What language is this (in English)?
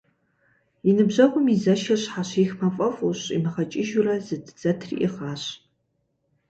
Kabardian